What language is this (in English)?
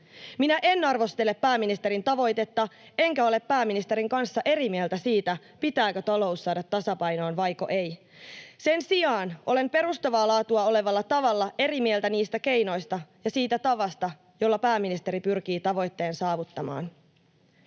Finnish